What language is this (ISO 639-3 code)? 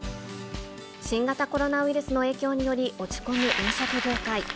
jpn